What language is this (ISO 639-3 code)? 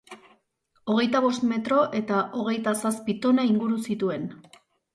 eus